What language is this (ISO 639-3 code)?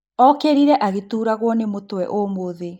kik